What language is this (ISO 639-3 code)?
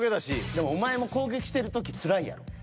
jpn